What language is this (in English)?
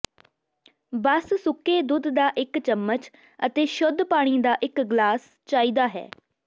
Punjabi